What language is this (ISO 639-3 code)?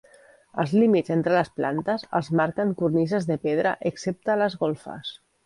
cat